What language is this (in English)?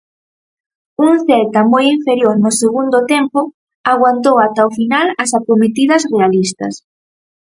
Galician